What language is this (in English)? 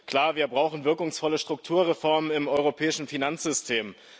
German